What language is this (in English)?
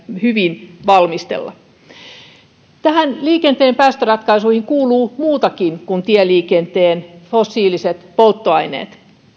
Finnish